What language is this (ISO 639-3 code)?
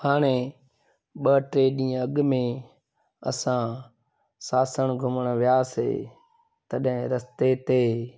snd